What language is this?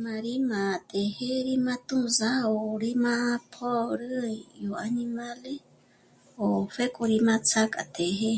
Michoacán Mazahua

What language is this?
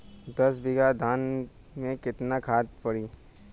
Bhojpuri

